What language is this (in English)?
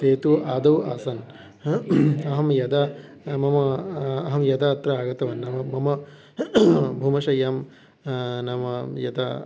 Sanskrit